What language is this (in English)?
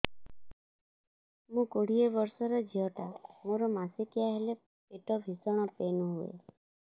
Odia